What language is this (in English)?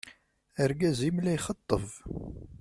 Kabyle